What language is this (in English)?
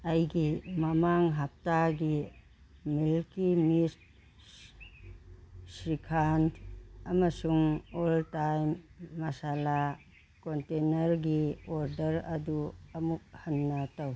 Manipuri